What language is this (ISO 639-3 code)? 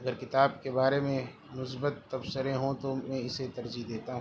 urd